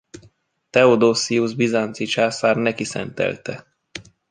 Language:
Hungarian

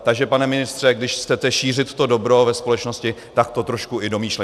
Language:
Czech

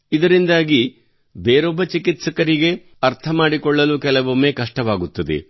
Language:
Kannada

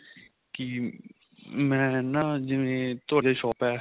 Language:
Punjabi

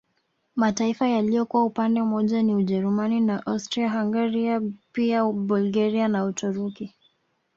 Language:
Swahili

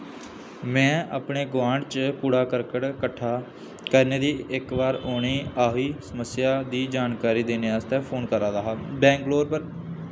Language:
Dogri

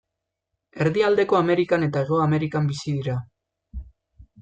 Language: Basque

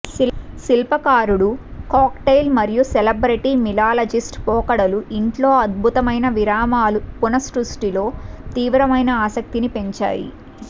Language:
Telugu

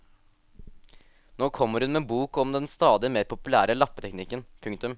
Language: Norwegian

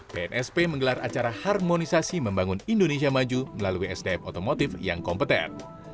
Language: Indonesian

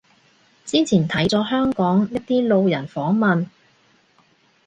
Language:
Cantonese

